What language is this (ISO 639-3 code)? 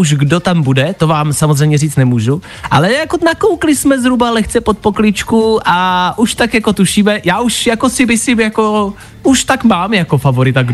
ces